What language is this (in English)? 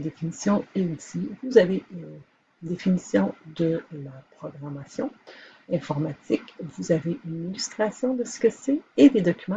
French